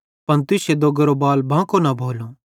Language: Bhadrawahi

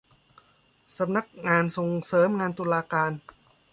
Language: Thai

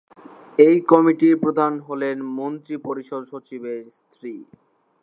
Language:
Bangla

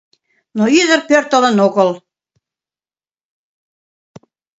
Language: Mari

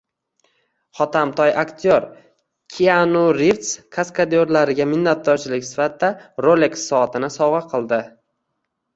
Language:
Uzbek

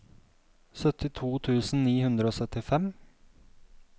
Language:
Norwegian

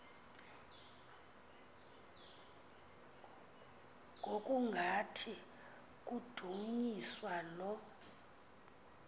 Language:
Xhosa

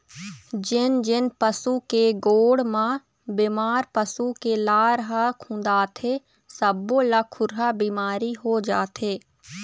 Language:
Chhattisgarhi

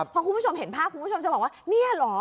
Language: Thai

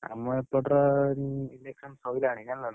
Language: Odia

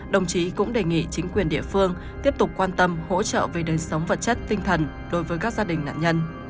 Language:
Vietnamese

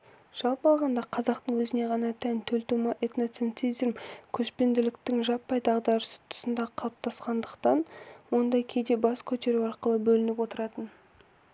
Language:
Kazakh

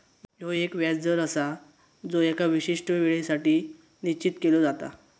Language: Marathi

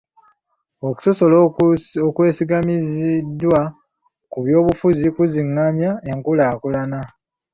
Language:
Ganda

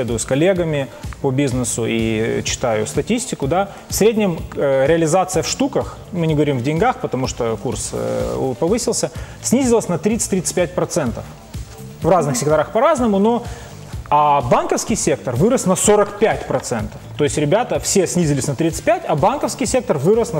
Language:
Russian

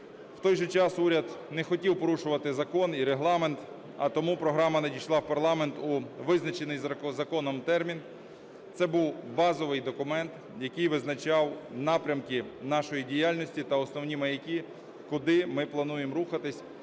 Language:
Ukrainian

